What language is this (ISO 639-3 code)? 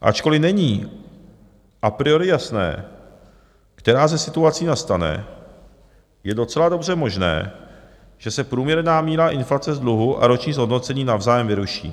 ces